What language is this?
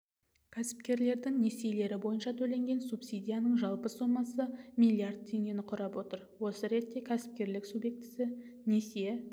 Kazakh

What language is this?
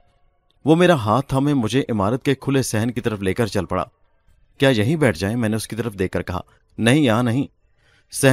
Urdu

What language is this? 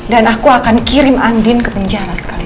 Indonesian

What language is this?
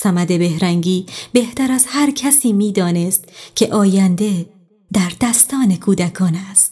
Persian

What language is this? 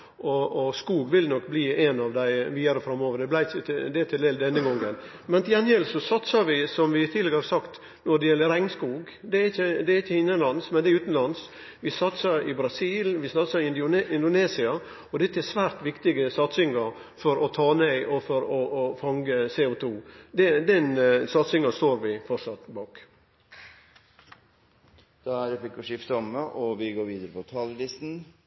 Norwegian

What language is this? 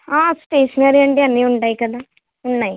Telugu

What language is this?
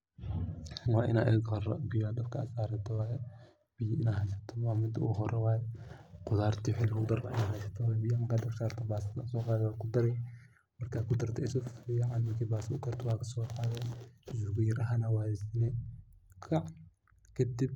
Somali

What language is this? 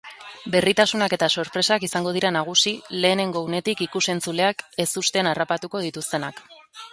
Basque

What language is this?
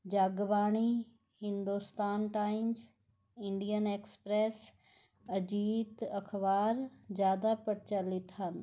Punjabi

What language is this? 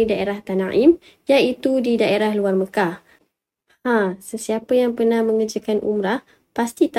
Malay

